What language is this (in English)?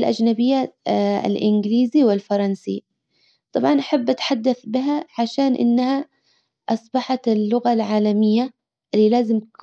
Hijazi Arabic